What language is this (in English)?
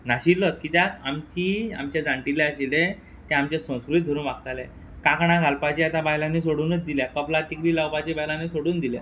Konkani